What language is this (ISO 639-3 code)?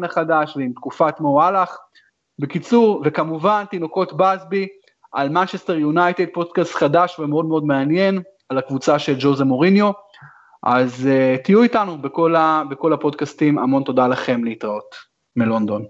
heb